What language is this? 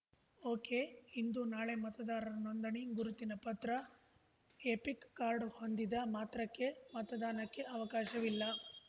Kannada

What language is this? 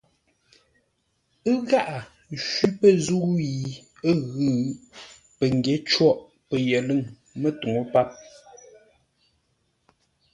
Ngombale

